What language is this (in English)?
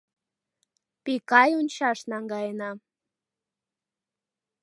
Mari